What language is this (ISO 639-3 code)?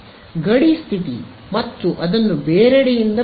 kan